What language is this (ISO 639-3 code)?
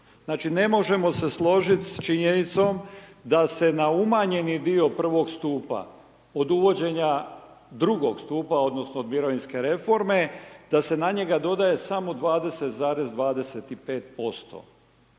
hrv